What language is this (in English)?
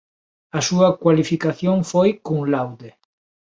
Galician